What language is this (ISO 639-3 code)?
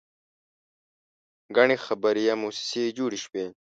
pus